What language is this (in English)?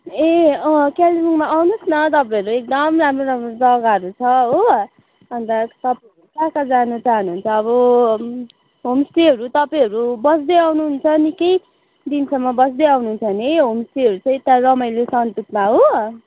Nepali